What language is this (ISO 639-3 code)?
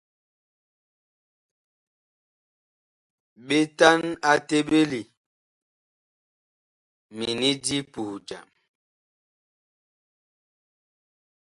bkh